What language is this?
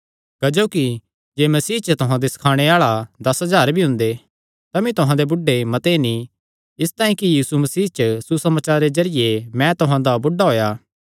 Kangri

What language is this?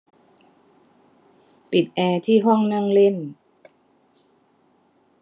Thai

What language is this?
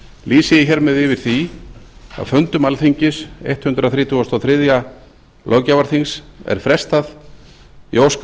Icelandic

